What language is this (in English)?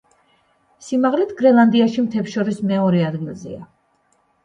Georgian